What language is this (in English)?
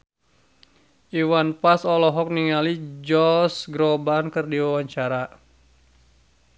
Sundanese